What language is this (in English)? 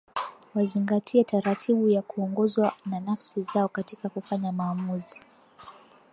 Swahili